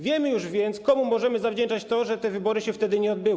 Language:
Polish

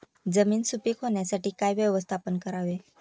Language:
Marathi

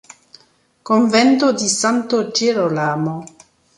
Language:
Italian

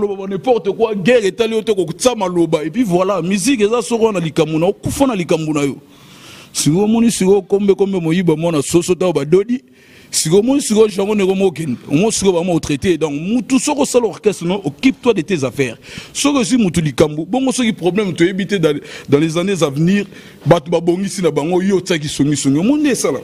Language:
French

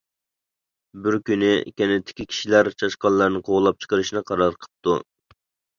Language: Uyghur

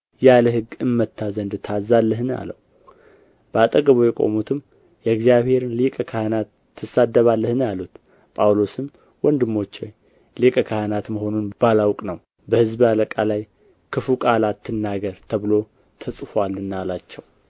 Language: Amharic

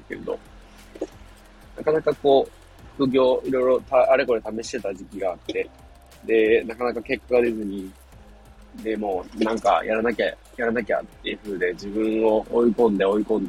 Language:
Japanese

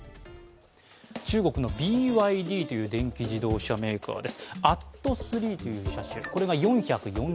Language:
Japanese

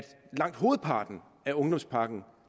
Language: Danish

